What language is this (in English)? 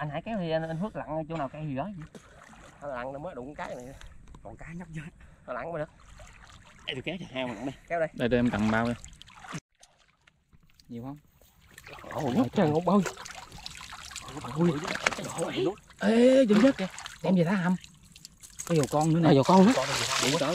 Vietnamese